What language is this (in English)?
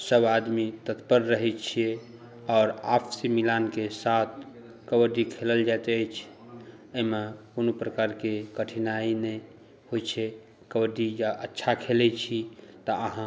Maithili